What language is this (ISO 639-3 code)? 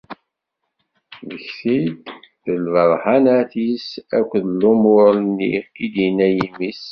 kab